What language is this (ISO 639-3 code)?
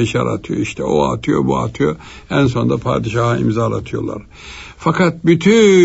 tur